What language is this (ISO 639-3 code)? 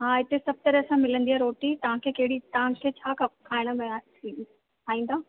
snd